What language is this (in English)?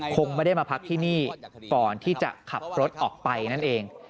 Thai